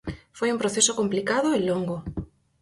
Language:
Galician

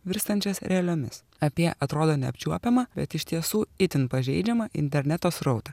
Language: Lithuanian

